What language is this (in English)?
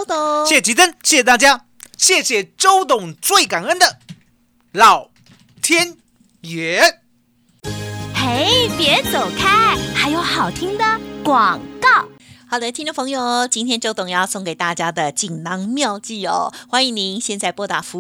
Chinese